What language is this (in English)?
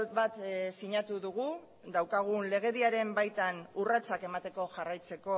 Basque